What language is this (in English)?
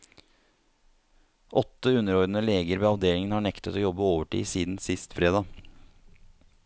Norwegian